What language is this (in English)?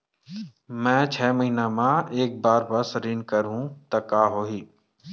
Chhattisgarhi